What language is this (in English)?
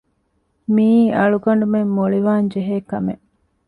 Divehi